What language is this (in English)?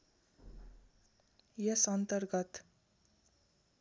Nepali